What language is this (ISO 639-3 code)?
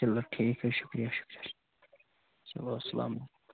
kas